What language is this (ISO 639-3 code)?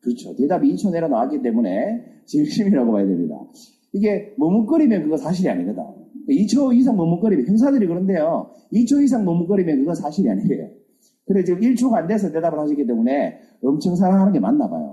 kor